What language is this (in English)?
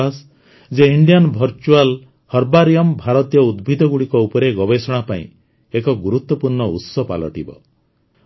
Odia